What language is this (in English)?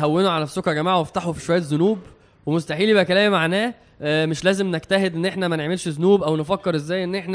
Arabic